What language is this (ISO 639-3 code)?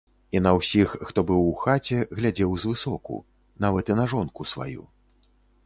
bel